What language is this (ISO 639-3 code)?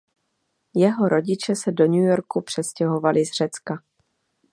ces